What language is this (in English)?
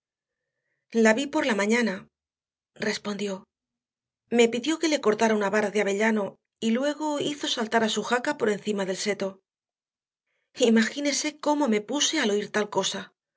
Spanish